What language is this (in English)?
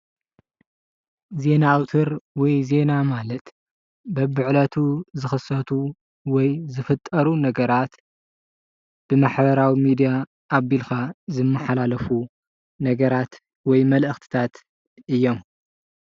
Tigrinya